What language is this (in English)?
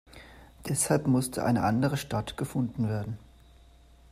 German